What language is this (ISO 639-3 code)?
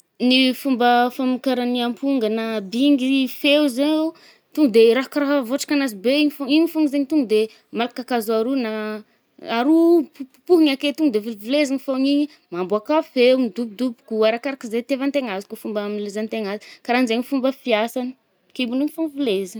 bmm